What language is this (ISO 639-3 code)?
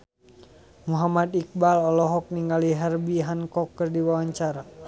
sun